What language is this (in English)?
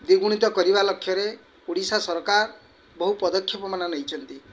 Odia